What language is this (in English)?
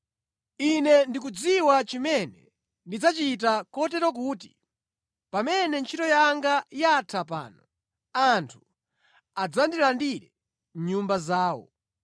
Nyanja